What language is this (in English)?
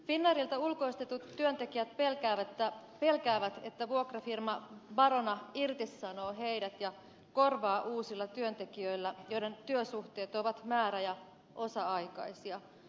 Finnish